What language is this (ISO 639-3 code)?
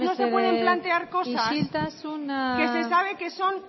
spa